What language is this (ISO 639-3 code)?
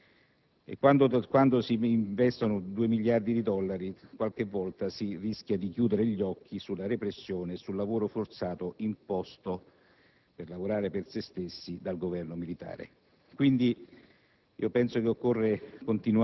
ita